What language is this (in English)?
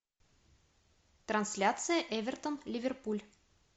Russian